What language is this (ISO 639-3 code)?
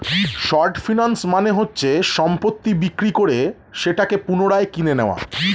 ben